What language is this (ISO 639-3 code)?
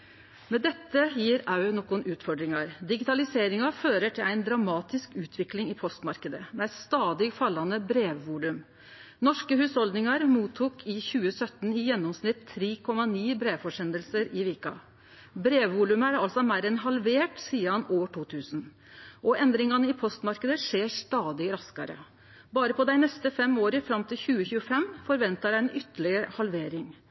nno